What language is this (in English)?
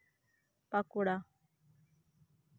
Santali